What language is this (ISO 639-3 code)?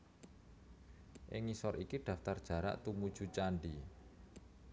jav